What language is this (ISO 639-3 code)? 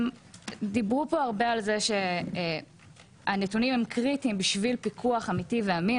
heb